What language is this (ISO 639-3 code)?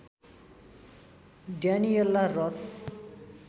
nep